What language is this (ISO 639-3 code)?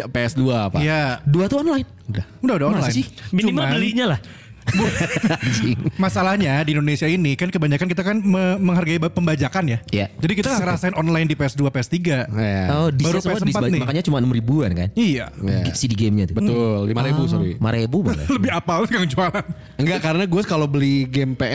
ind